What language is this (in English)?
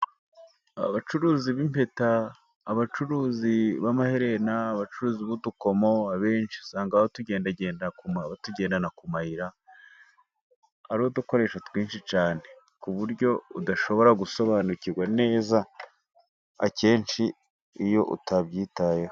Kinyarwanda